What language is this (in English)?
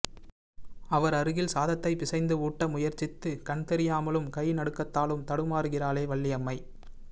Tamil